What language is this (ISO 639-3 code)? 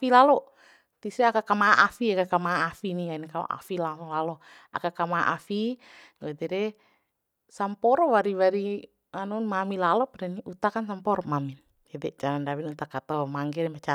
bhp